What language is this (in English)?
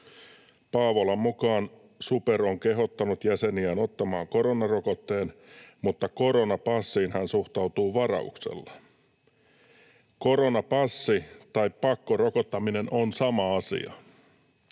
Finnish